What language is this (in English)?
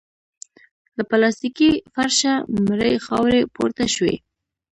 Pashto